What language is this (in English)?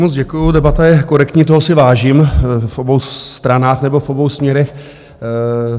Czech